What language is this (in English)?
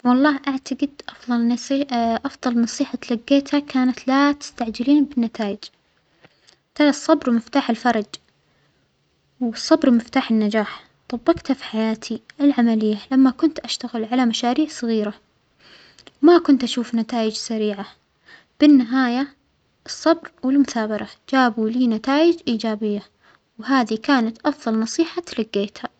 Omani Arabic